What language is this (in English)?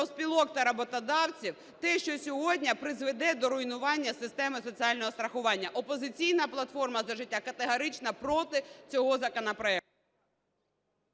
Ukrainian